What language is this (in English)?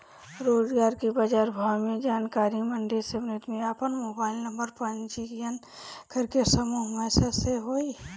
Bhojpuri